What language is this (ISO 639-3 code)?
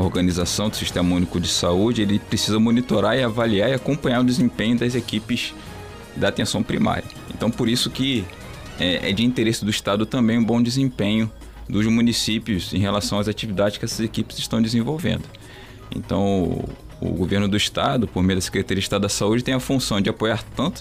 por